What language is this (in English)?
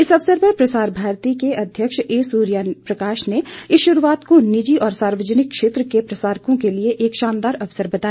Hindi